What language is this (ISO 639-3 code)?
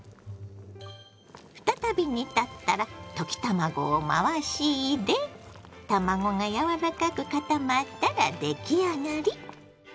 jpn